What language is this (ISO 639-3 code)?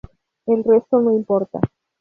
spa